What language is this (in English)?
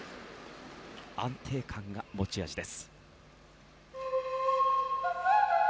Japanese